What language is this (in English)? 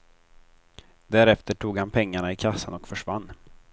Swedish